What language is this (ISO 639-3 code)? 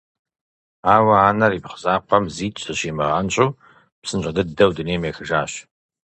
kbd